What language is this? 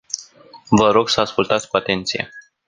Romanian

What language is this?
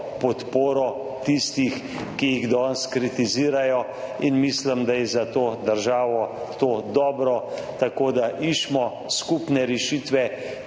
Slovenian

